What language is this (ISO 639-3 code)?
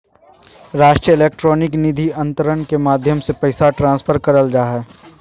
mag